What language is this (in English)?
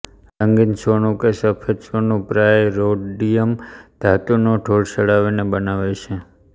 Gujarati